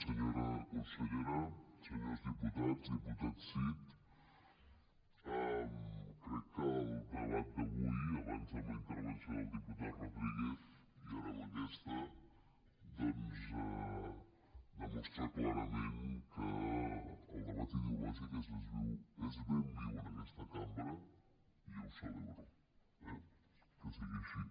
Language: Catalan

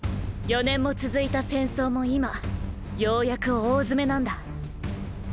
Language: Japanese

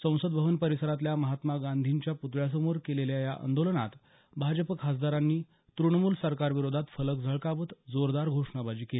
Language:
Marathi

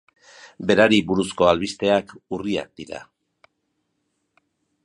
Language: Basque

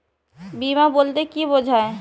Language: Bangla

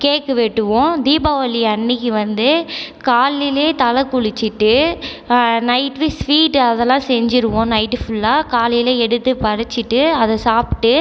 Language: Tamil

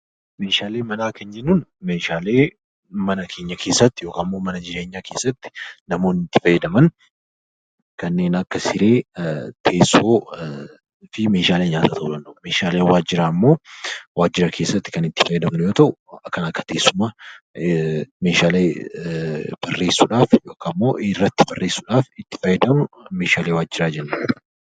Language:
Oromo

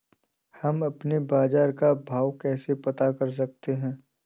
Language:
Hindi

